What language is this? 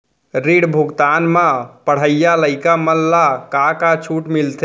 Chhattisgarhi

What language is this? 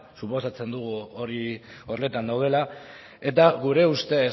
Basque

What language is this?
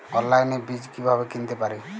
Bangla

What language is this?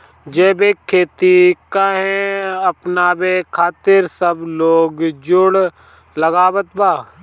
Bhojpuri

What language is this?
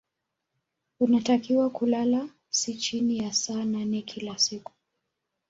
Swahili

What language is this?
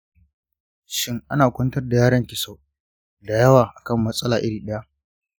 Hausa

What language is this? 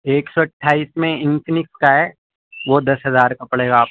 Urdu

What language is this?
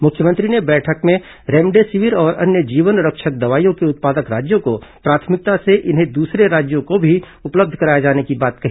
Hindi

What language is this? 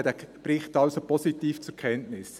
Swiss German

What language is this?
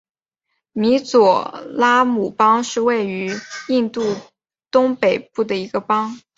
Chinese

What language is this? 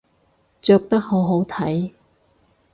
Cantonese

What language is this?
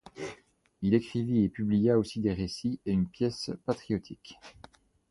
French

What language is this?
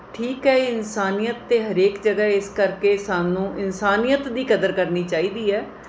Punjabi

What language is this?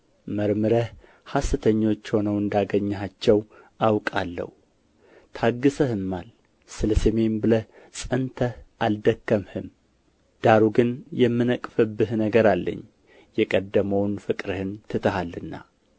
Amharic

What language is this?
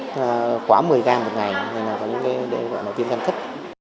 Vietnamese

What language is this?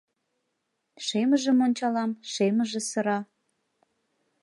Mari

